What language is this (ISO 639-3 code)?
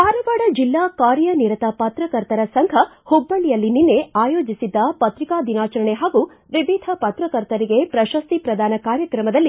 kan